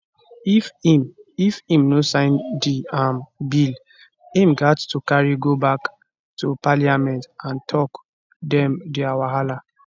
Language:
Nigerian Pidgin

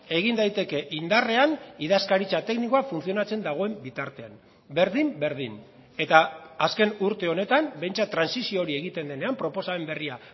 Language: Basque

